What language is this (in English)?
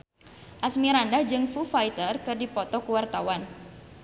Sundanese